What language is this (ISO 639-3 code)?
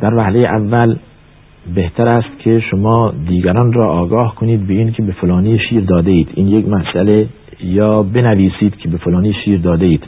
fas